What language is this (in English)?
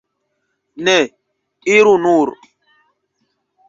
Esperanto